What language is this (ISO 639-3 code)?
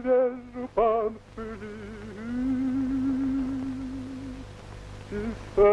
rus